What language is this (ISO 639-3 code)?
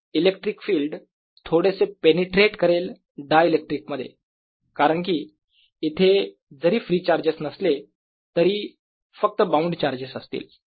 mar